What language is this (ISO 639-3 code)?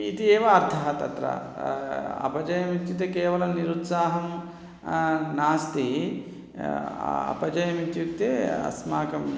san